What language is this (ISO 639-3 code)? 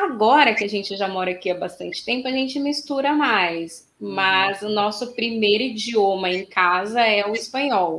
por